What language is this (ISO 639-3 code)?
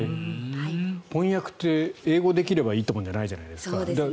jpn